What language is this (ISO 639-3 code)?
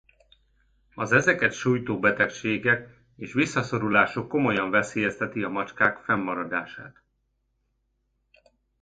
hun